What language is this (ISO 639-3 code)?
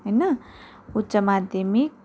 nep